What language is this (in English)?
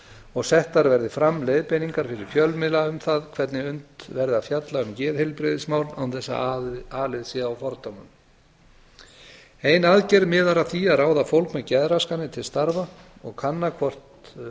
Icelandic